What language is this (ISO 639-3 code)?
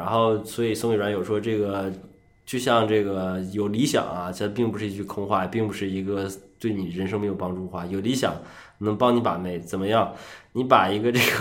zho